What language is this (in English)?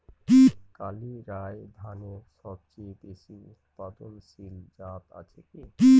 Bangla